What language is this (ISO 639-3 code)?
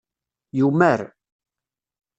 kab